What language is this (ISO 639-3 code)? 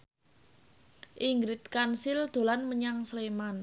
jav